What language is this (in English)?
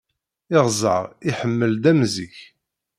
Kabyle